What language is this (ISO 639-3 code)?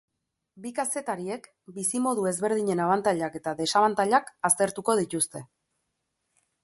eus